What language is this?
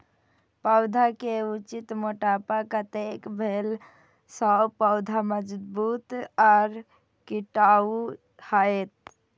Maithili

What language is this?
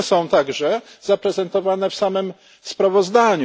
Polish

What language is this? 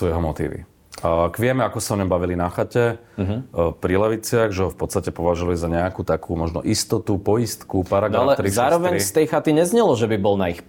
Slovak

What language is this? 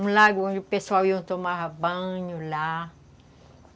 Portuguese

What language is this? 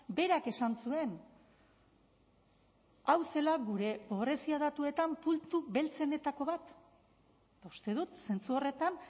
Basque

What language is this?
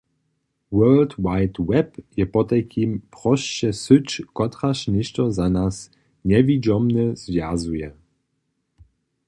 Upper Sorbian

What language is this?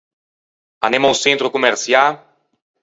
Ligurian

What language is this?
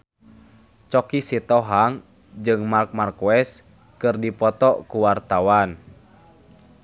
Sundanese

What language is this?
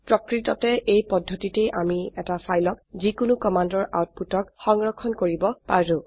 Assamese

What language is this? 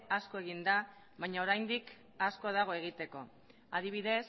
Basque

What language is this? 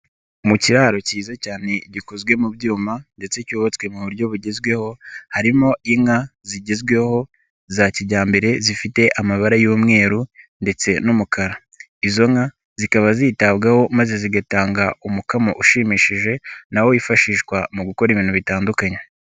Kinyarwanda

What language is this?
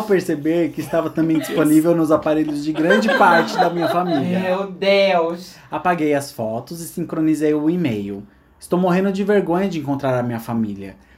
Portuguese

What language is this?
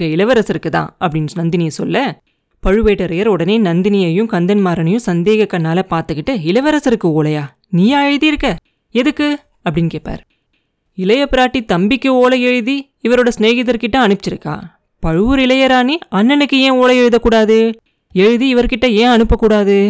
Tamil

